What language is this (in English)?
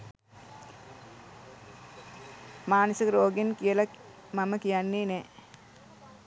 Sinhala